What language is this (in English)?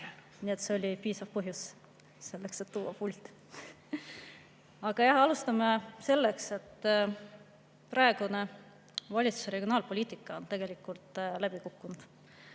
Estonian